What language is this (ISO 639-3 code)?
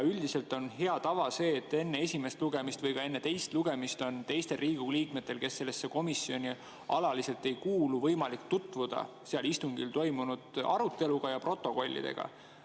est